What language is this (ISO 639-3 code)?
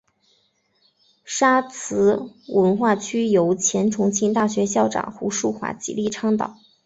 zho